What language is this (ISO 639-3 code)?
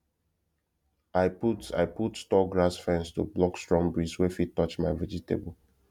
pcm